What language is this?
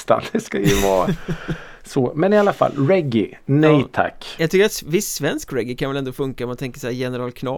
Swedish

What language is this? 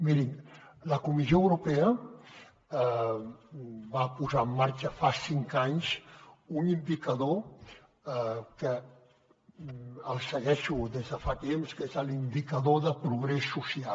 Catalan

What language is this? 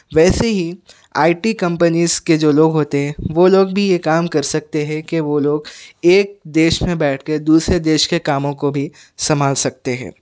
Urdu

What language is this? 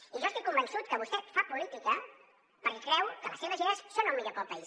Catalan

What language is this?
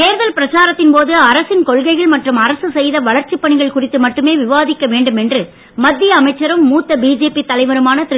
Tamil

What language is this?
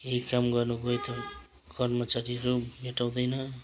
Nepali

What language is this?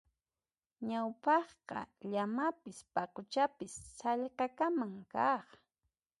Puno Quechua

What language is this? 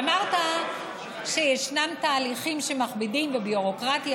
Hebrew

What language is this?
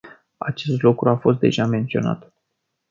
Romanian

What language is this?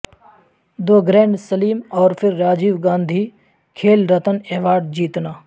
Urdu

